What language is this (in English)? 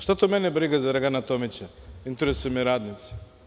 Serbian